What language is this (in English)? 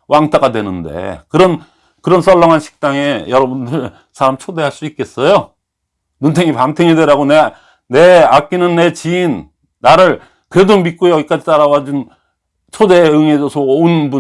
Korean